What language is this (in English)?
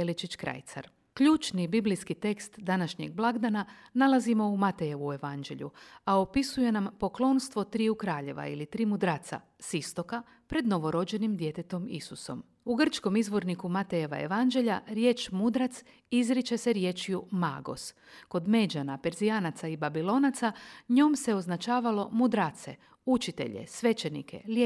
Croatian